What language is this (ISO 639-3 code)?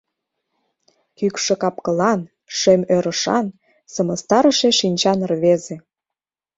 chm